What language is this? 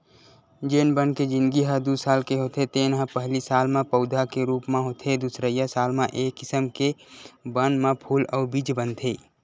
Chhattisgarhi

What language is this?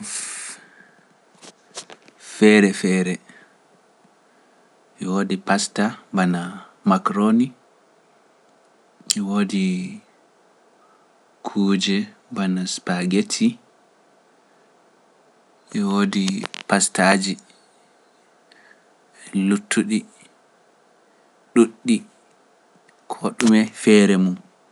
Pular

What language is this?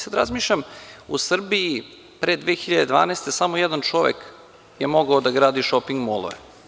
Serbian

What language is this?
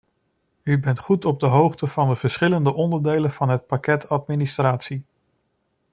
Dutch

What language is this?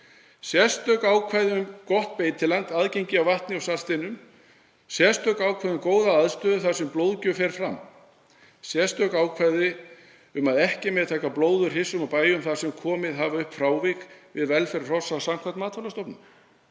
Icelandic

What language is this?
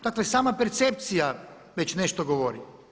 Croatian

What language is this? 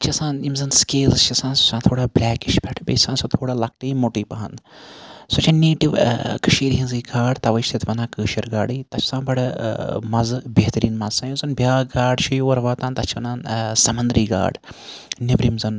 Kashmiri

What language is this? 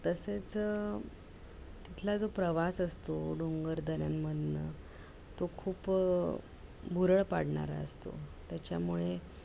Marathi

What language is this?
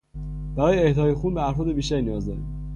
Persian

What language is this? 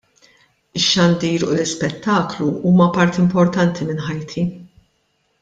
Maltese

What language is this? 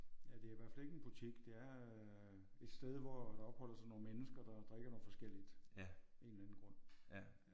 Danish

